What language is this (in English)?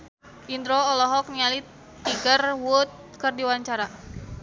Sundanese